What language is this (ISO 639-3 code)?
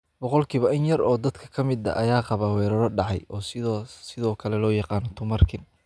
som